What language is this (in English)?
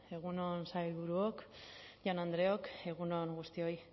Basque